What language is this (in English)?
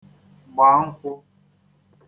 Igbo